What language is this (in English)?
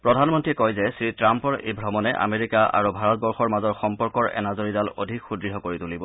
Assamese